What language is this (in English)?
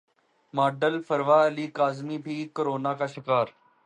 Urdu